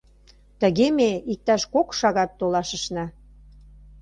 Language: Mari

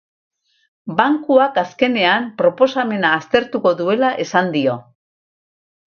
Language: Basque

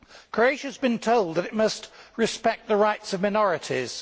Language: English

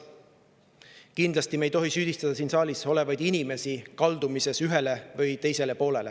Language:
Estonian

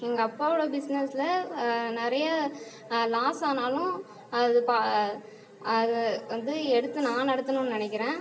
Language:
Tamil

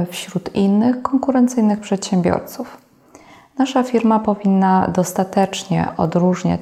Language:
Polish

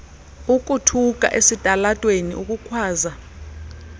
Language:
Xhosa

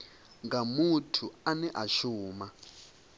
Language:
Venda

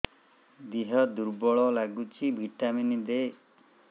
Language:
Odia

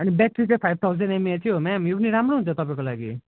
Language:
Nepali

